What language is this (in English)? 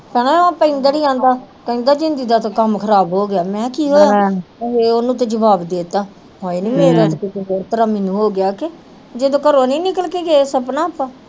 Punjabi